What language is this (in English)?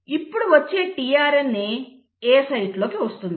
Telugu